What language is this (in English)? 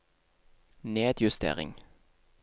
Norwegian